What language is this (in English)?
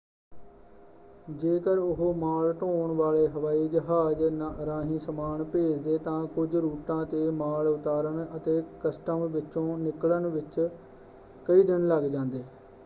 Punjabi